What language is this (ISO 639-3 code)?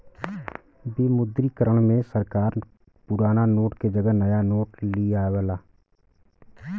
bho